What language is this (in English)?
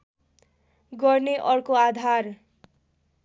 Nepali